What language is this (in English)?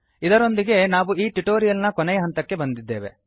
Kannada